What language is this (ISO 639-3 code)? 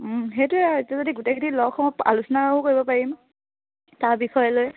asm